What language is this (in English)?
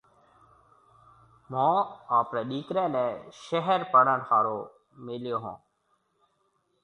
Marwari (Pakistan)